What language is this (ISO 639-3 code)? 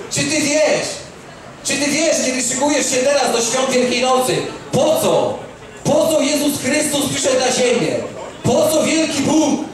pol